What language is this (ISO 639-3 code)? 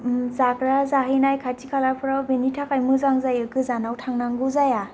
brx